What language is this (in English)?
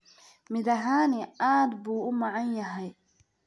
Somali